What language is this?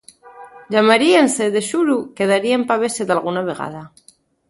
Asturian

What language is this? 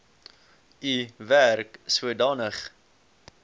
Afrikaans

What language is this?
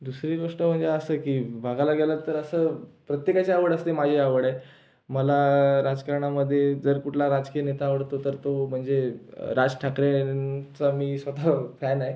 Marathi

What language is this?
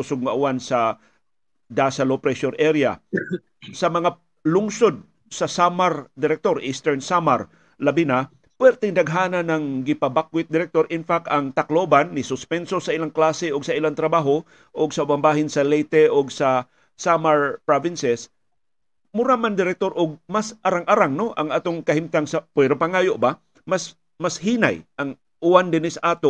Filipino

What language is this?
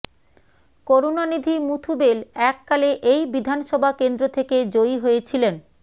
Bangla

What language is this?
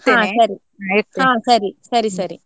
Kannada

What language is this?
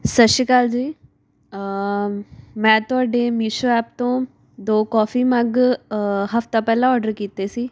Punjabi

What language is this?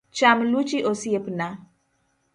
Luo (Kenya and Tanzania)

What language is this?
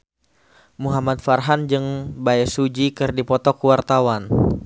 Sundanese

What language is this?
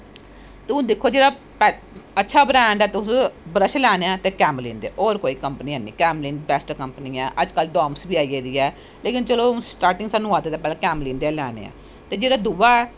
Dogri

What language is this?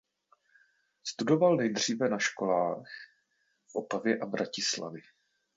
Czech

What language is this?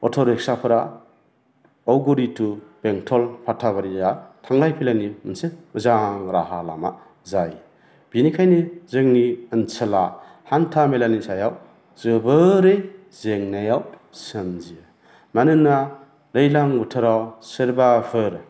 Bodo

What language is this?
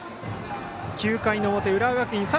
Japanese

